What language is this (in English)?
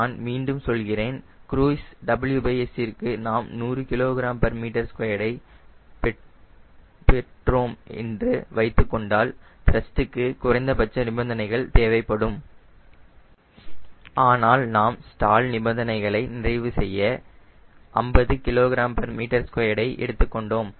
Tamil